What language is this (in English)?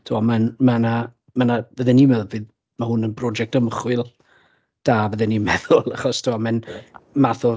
Welsh